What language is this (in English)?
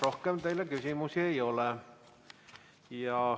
Estonian